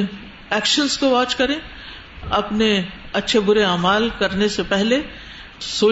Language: Urdu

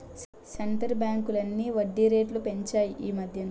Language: Telugu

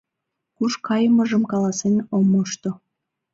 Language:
Mari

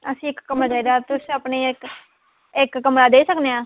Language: Dogri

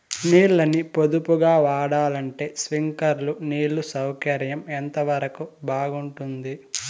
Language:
Telugu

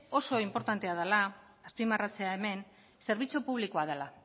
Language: Basque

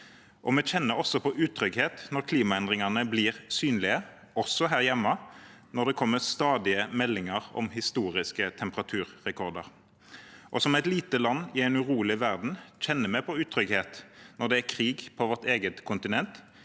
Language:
Norwegian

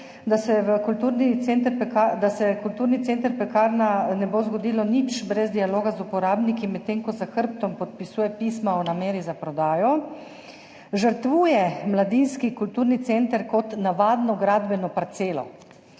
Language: Slovenian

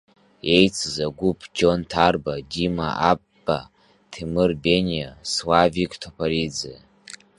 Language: Abkhazian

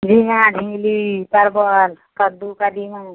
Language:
Maithili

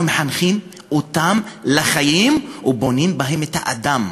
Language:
Hebrew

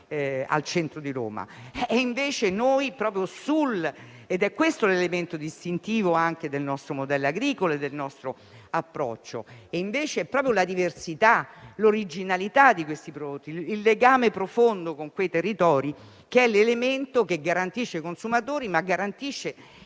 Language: Italian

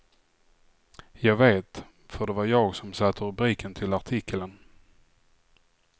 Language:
Swedish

